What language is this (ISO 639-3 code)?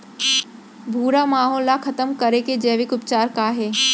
hne